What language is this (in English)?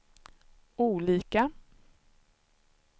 Swedish